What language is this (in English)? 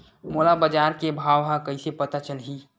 Chhattisgarhi